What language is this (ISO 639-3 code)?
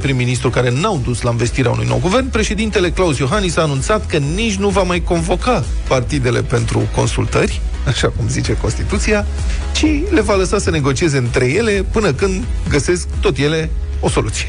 ron